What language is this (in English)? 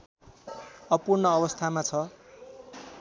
Nepali